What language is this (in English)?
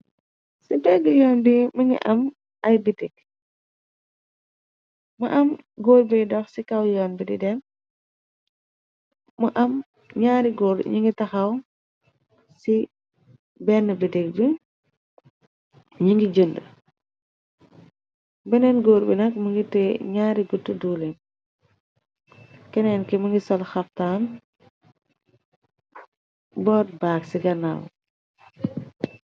Wolof